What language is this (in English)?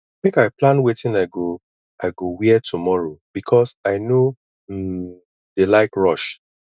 Nigerian Pidgin